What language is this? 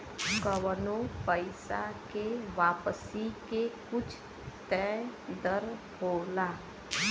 Bhojpuri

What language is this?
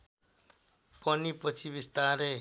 Nepali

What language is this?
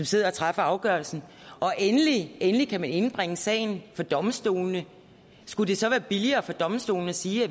Danish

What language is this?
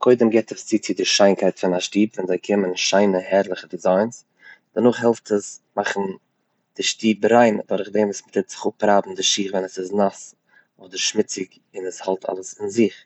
Yiddish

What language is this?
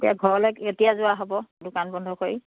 Assamese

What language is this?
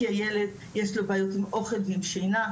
Hebrew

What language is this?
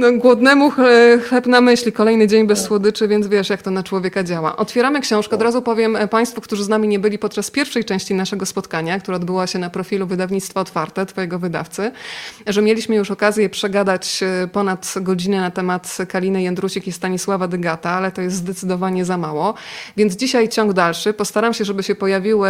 Polish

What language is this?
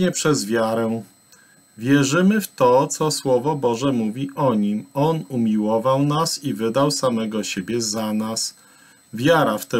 Polish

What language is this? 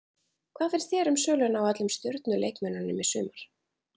Icelandic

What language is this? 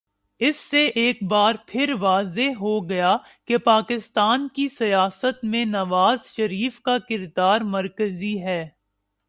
Urdu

